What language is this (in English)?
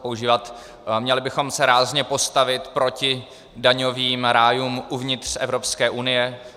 Czech